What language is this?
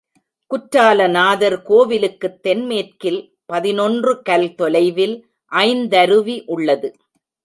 Tamil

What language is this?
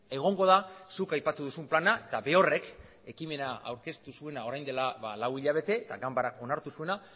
Basque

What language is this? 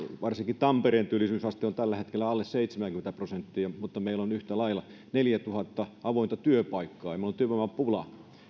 Finnish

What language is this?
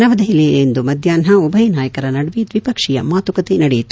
Kannada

